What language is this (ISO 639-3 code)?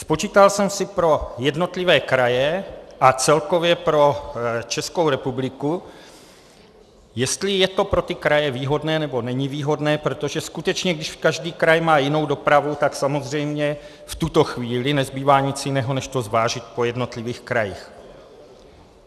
ces